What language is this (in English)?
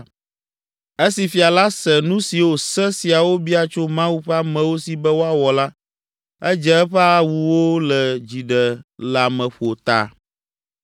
Ewe